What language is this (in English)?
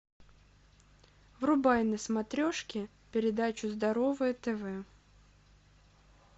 Russian